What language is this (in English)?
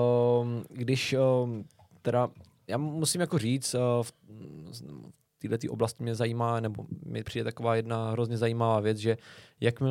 Czech